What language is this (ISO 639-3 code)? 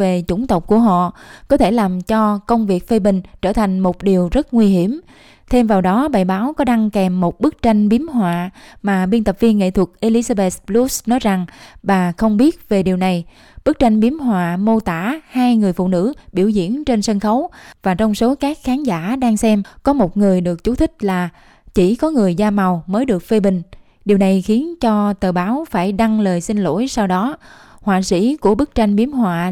vie